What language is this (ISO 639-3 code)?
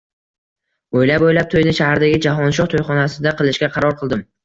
uzb